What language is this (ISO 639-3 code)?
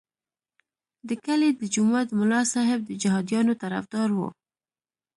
pus